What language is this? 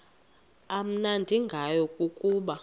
Xhosa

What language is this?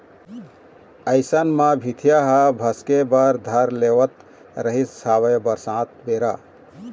Chhattisgarhi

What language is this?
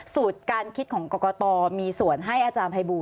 Thai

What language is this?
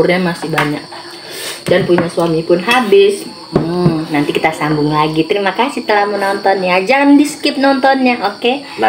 Indonesian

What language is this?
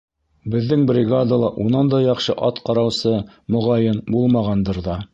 Bashkir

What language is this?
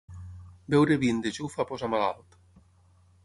Catalan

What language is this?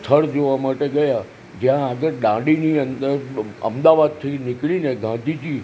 Gujarati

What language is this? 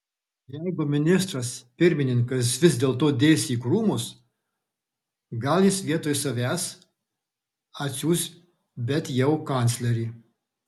Lithuanian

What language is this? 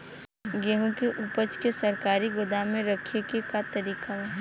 Bhojpuri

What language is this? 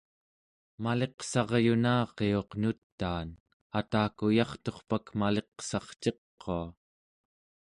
Central Yupik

